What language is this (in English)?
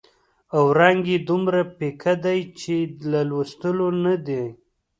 Pashto